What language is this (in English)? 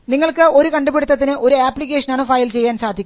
Malayalam